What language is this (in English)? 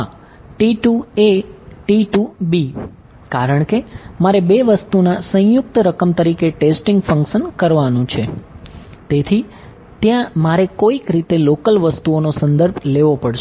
Gujarati